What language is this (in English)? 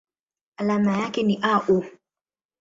Swahili